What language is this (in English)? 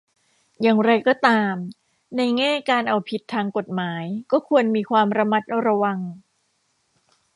Thai